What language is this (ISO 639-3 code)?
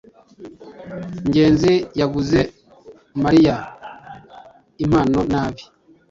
kin